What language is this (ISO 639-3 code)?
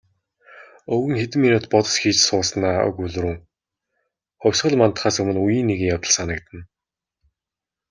mon